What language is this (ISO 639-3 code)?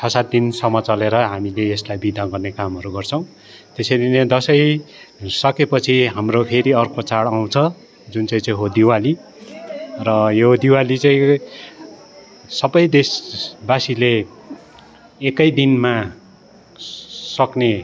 nep